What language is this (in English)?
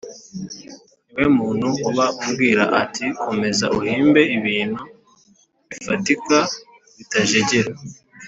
Kinyarwanda